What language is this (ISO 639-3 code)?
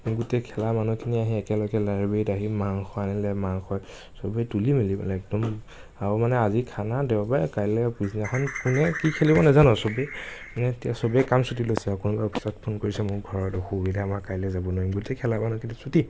asm